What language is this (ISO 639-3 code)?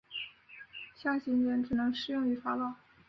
zho